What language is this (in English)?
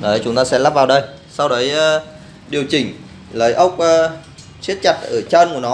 Vietnamese